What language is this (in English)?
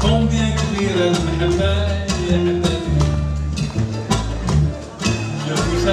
Turkish